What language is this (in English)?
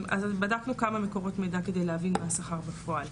Hebrew